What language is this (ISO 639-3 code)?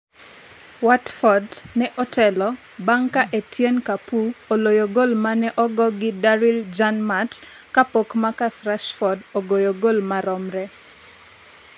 luo